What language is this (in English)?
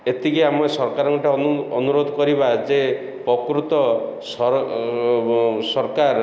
Odia